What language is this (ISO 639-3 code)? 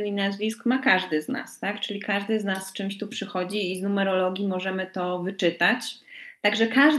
pol